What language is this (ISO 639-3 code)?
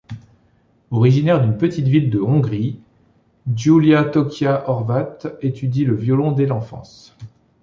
fra